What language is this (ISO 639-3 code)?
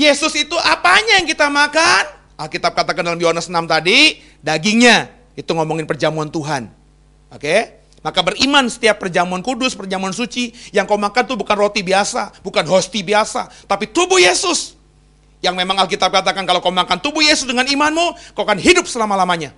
ind